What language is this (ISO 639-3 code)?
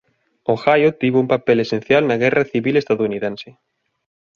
glg